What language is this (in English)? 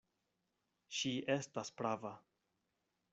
Esperanto